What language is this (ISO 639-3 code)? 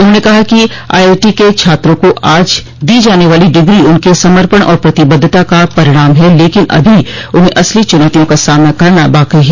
hin